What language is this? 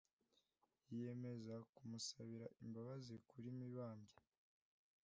Kinyarwanda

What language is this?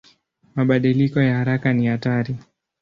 Swahili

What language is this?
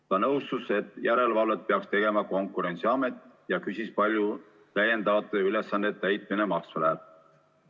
Estonian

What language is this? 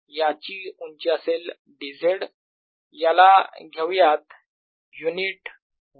Marathi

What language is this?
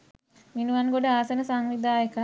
Sinhala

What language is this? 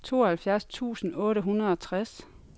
Danish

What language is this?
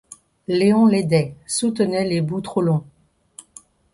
French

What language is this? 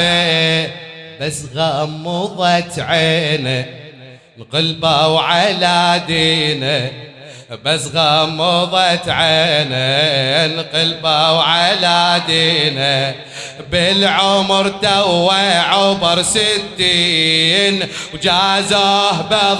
Arabic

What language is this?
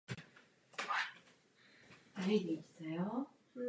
Czech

